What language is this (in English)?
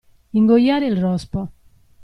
Italian